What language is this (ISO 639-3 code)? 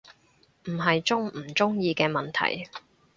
yue